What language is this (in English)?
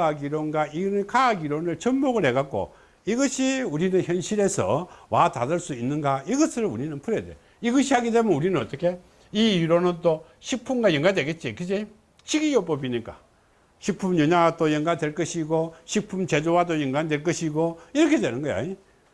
Korean